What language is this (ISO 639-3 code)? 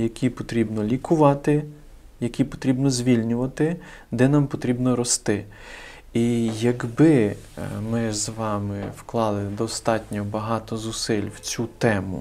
ukr